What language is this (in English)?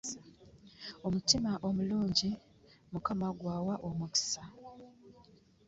Ganda